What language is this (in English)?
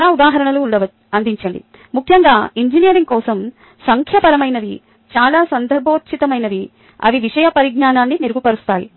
Telugu